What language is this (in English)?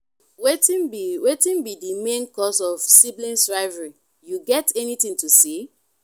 Nigerian Pidgin